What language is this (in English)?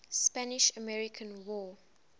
English